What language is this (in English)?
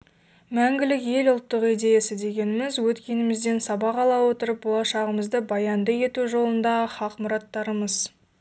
Kazakh